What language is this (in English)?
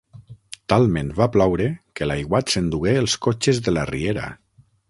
Catalan